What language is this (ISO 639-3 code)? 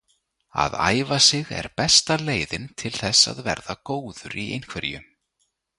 isl